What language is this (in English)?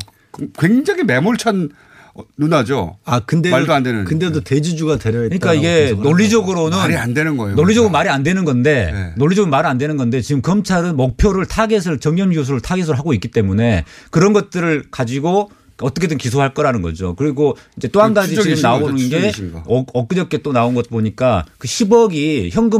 Korean